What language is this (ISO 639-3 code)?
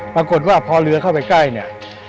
tha